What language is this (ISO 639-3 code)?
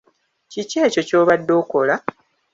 lug